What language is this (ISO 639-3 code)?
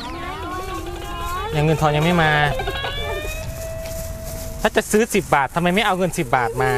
tha